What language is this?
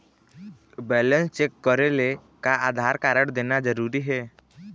Chhattisgarhi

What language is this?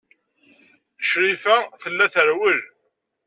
Kabyle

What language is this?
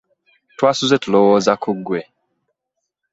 Ganda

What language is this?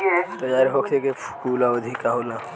Bhojpuri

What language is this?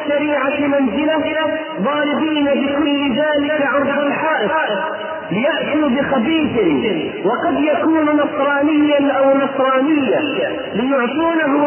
Arabic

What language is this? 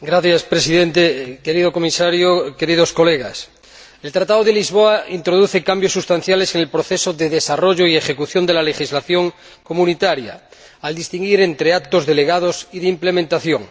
Spanish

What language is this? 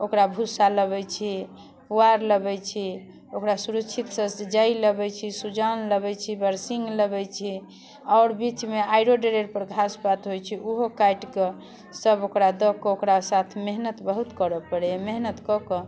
Maithili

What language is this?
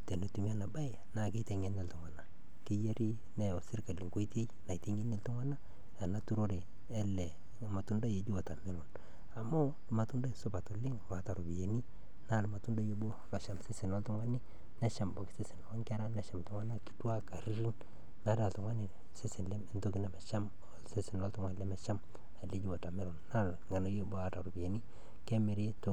Masai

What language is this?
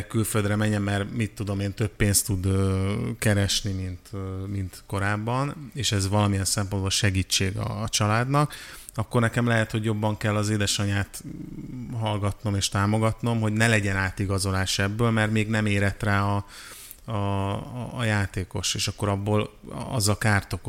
Hungarian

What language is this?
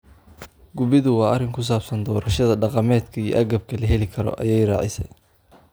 Somali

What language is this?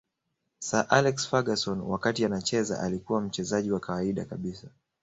Swahili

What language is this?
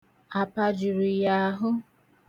Igbo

